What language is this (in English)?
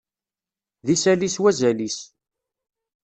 Kabyle